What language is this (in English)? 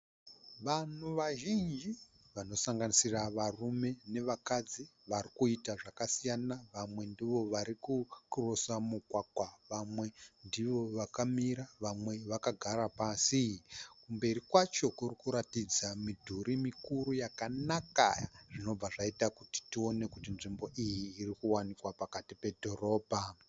Shona